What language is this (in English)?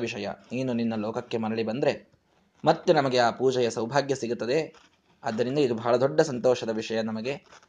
Kannada